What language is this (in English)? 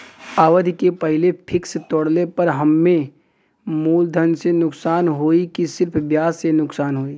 Bhojpuri